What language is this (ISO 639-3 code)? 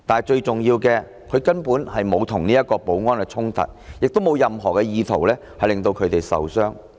yue